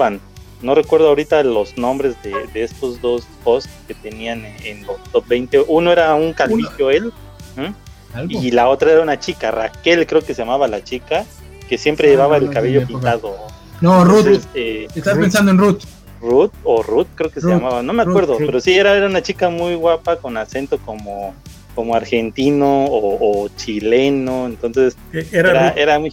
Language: Spanish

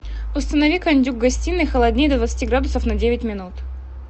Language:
Russian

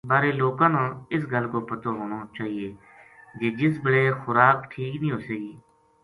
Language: Gujari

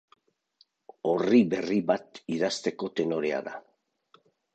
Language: Basque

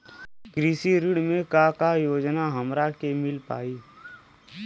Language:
Bhojpuri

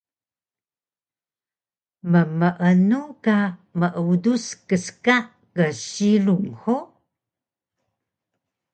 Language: Taroko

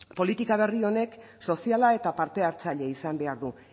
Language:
Basque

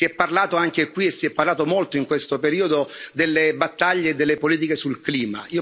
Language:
Italian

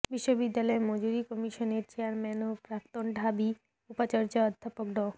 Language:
Bangla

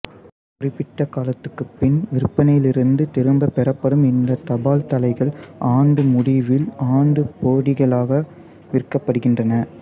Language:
Tamil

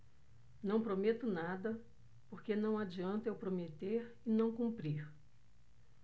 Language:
Portuguese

